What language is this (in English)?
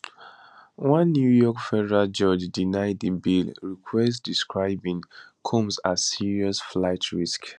Nigerian Pidgin